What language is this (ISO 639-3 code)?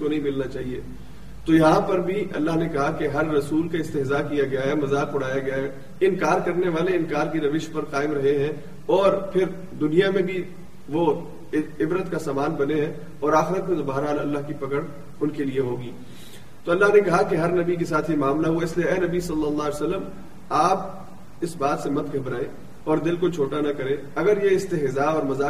urd